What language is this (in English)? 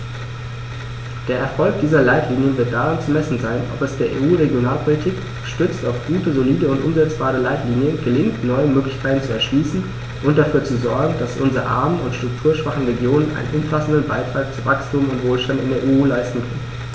German